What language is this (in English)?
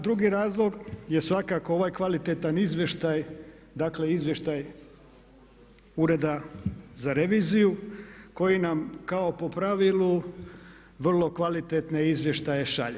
Croatian